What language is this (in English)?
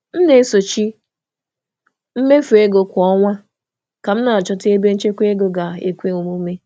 Igbo